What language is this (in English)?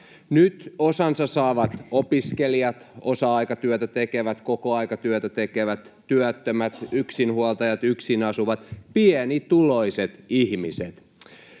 Finnish